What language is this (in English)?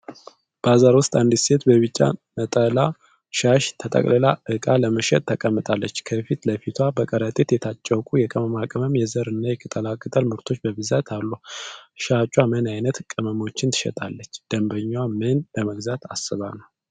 Amharic